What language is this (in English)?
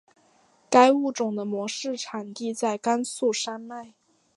Chinese